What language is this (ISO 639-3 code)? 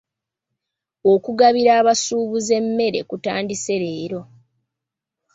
lug